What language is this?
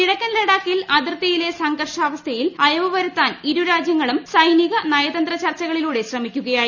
Malayalam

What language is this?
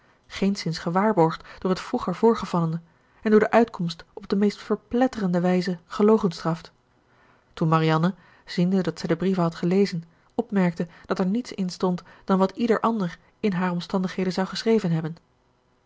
Dutch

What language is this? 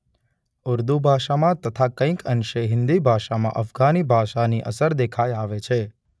Gujarati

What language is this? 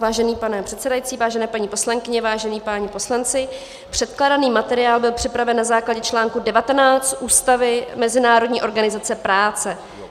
Czech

